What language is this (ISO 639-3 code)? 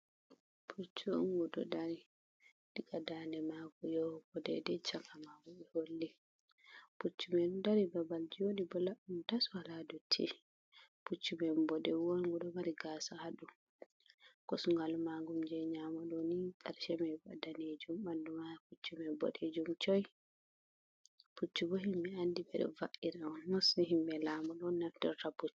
ful